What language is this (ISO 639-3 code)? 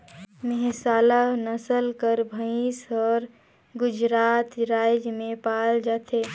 hne